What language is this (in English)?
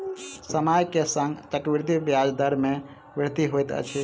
Maithili